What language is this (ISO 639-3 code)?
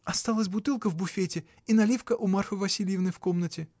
rus